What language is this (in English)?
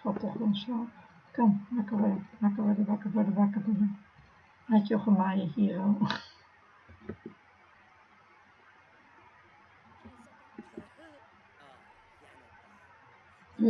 Dutch